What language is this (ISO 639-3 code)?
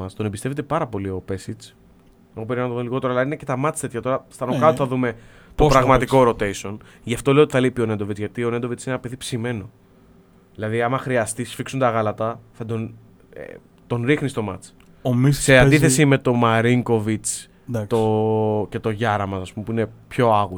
ell